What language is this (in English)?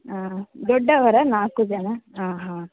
Kannada